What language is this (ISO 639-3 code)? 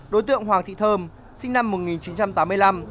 vie